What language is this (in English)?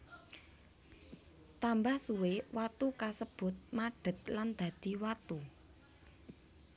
Javanese